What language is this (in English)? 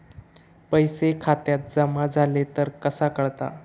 Marathi